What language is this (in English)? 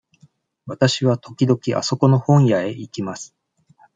Japanese